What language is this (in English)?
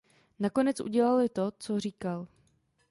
Czech